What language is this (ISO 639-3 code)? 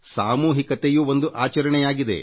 kan